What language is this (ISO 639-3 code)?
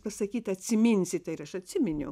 lit